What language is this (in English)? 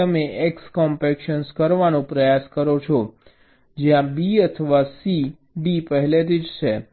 Gujarati